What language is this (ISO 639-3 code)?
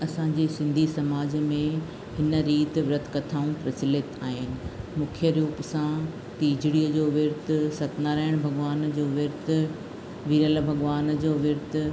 snd